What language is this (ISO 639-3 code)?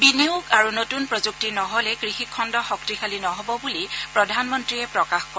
asm